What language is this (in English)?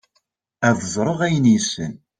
Kabyle